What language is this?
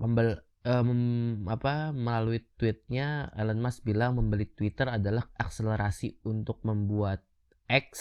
Indonesian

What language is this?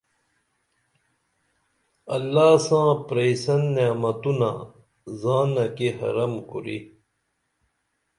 Dameli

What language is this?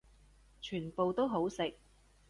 Cantonese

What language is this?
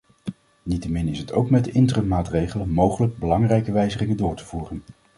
Dutch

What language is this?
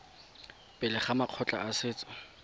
Tswana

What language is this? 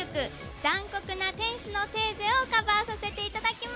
Japanese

